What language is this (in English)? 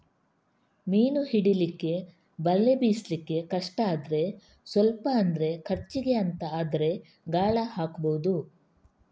Kannada